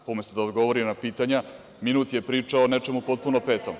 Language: Serbian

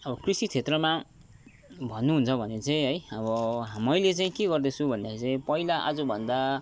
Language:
Nepali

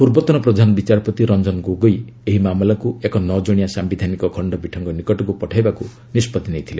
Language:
Odia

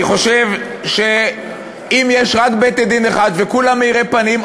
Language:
Hebrew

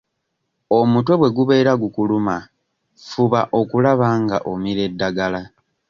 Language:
Ganda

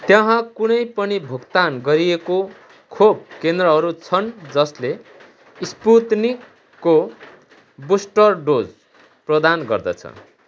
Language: Nepali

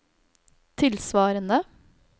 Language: Norwegian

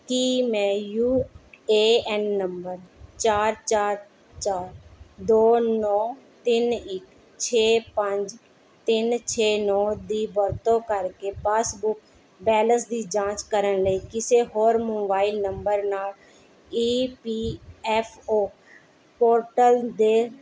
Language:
Punjabi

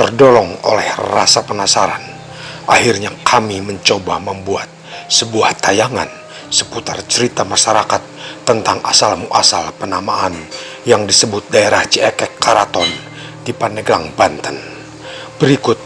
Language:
Indonesian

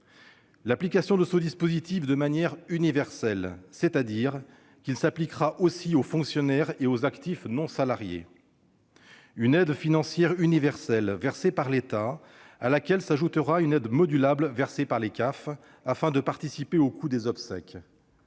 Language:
French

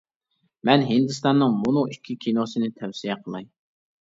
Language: Uyghur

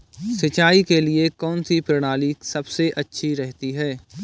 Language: Hindi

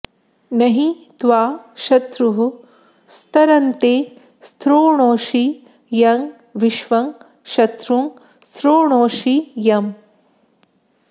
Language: Sanskrit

